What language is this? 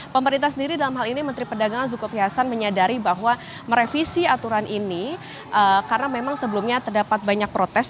Indonesian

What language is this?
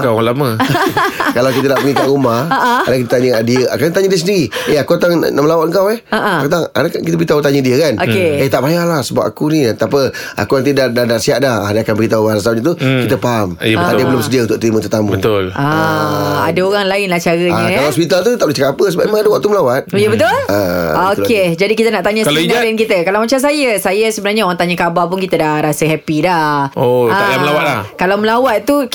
Malay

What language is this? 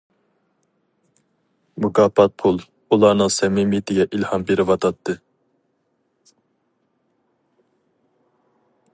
Uyghur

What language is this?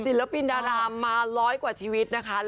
Thai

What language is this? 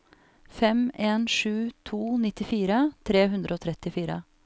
Norwegian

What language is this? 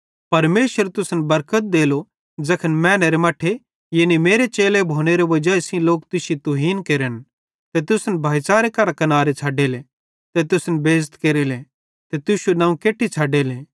Bhadrawahi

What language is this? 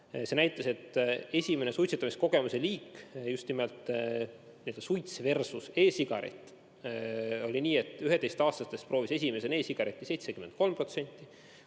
Estonian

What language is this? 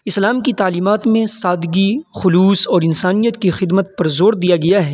Urdu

